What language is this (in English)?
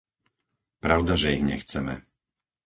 Slovak